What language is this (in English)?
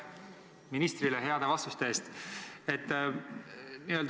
Estonian